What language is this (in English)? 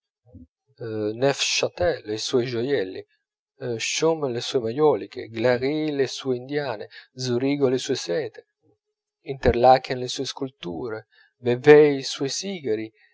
Italian